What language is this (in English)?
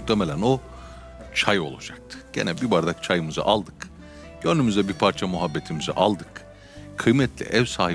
Turkish